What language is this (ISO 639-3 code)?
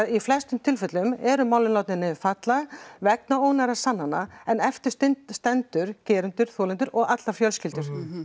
isl